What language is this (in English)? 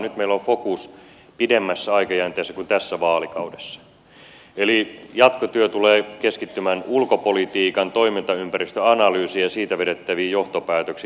Finnish